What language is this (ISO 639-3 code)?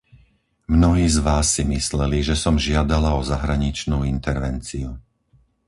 slk